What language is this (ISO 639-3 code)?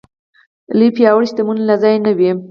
pus